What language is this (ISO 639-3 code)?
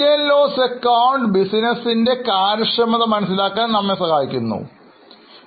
mal